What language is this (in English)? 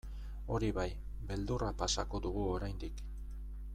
Basque